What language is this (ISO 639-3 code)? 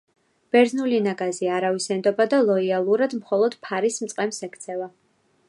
kat